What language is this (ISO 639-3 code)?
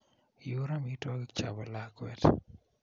kln